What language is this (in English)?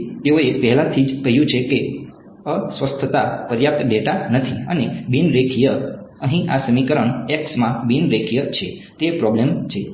Gujarati